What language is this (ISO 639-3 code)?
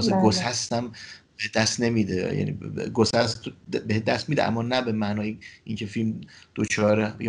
fas